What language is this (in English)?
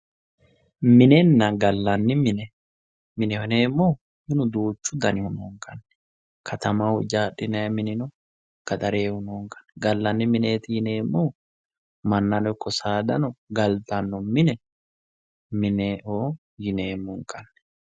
Sidamo